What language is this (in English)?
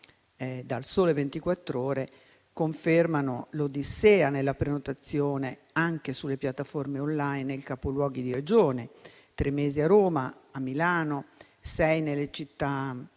Italian